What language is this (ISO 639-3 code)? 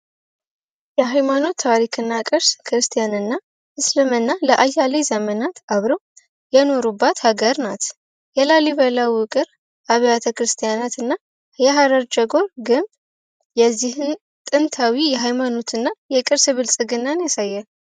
amh